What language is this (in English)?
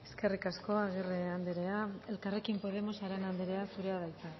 Basque